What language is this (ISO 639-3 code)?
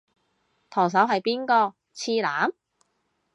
yue